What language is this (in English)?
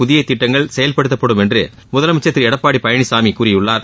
Tamil